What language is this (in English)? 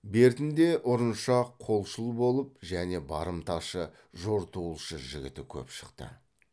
Kazakh